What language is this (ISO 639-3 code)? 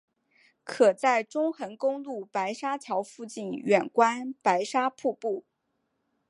zho